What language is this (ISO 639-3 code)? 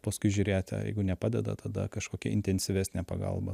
lit